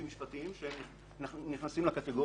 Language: Hebrew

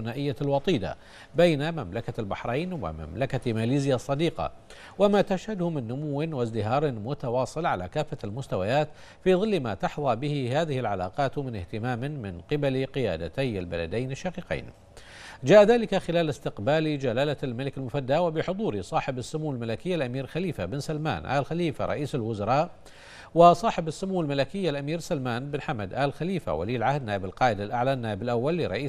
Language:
Arabic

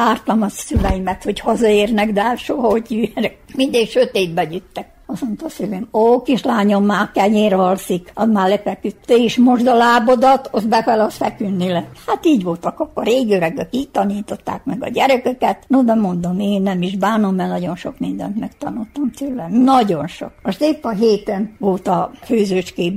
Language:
Hungarian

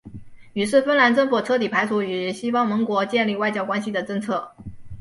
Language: Chinese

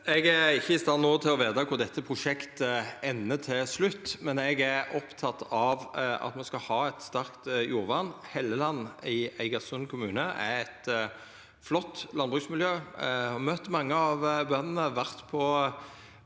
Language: Norwegian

